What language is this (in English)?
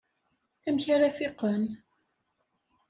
Kabyle